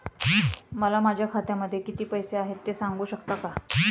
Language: Marathi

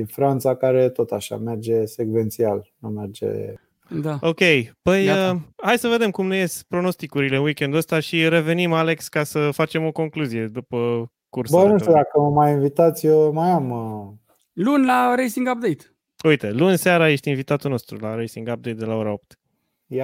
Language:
Romanian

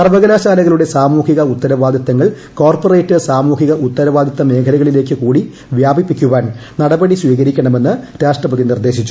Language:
Malayalam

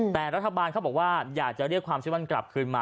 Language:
Thai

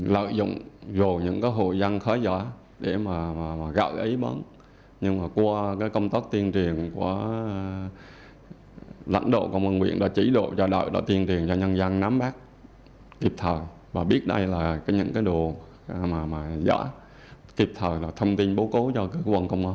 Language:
Vietnamese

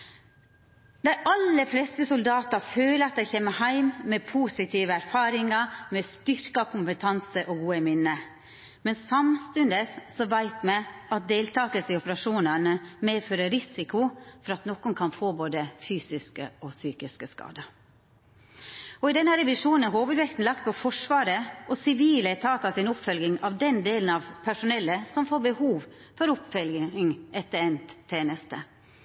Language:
Norwegian Nynorsk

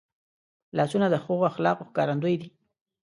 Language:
Pashto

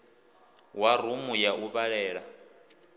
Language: Venda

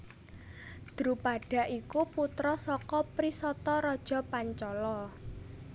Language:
Javanese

